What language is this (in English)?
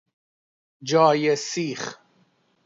Persian